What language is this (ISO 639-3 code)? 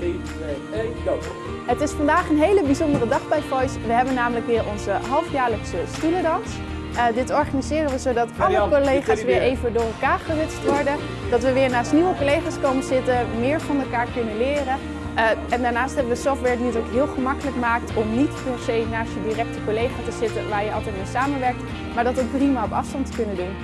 nld